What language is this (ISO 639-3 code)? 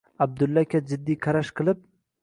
uzb